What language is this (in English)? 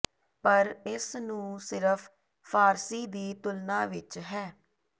Punjabi